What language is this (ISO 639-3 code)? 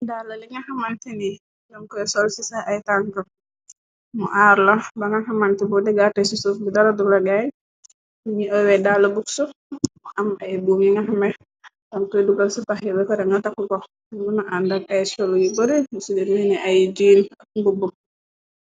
wol